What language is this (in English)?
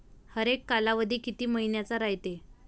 Marathi